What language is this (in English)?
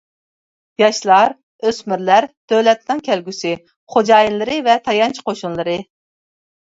Uyghur